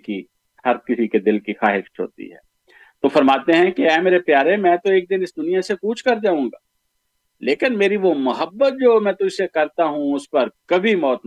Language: Urdu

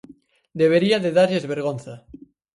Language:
Galician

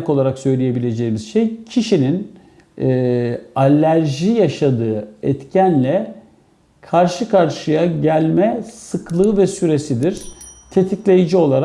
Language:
Turkish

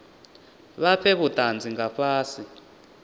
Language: Venda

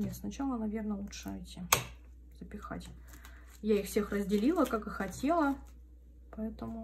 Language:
Russian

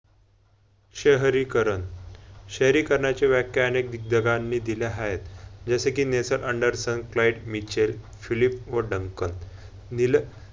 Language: Marathi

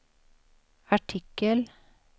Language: Swedish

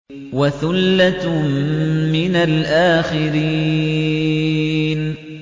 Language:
Arabic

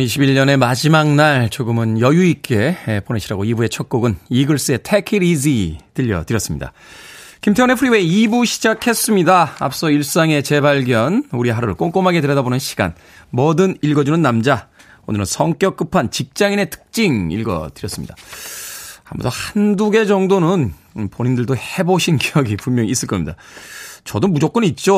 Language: Korean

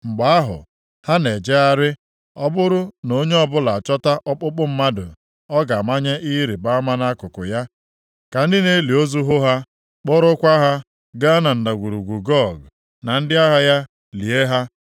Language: Igbo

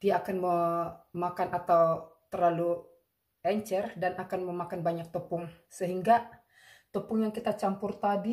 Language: Indonesian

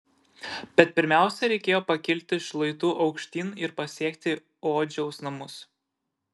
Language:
Lithuanian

